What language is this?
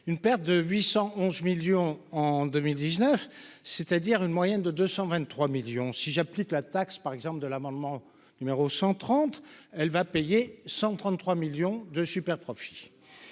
French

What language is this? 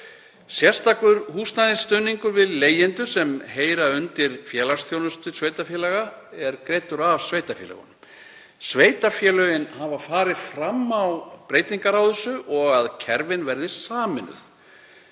Icelandic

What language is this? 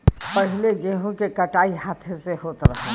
Bhojpuri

